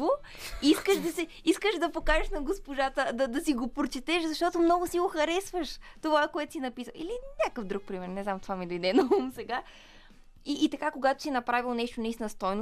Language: Bulgarian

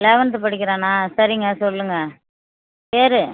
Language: Tamil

